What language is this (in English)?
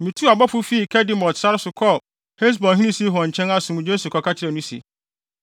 Akan